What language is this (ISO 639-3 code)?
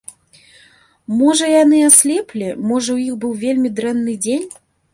bel